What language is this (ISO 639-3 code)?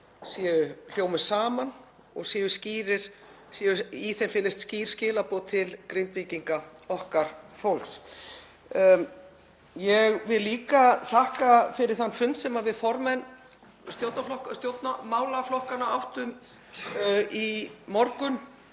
isl